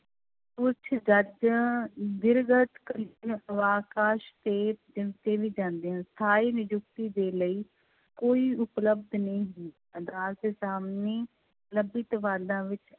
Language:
Punjabi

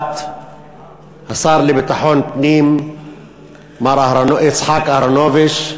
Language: Hebrew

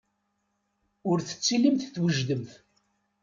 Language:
Kabyle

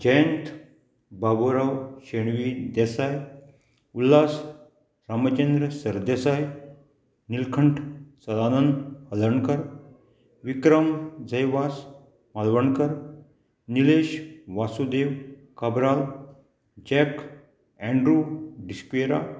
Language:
Konkani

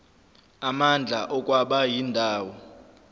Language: Zulu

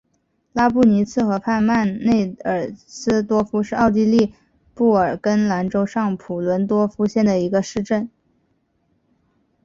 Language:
Chinese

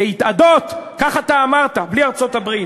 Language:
Hebrew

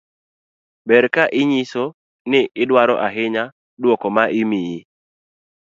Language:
Luo (Kenya and Tanzania)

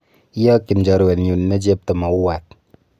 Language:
Kalenjin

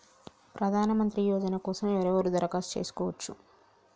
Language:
Telugu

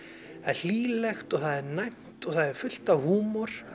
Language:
Icelandic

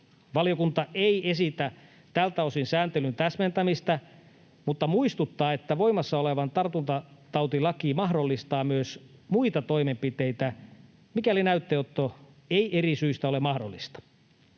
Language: Finnish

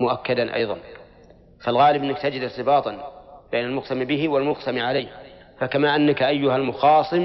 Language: Arabic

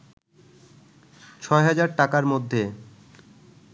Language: Bangla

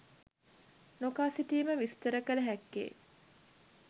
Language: Sinhala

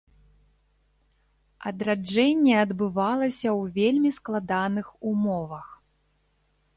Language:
Belarusian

